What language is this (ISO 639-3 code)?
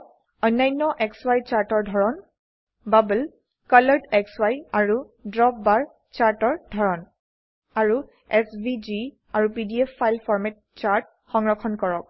asm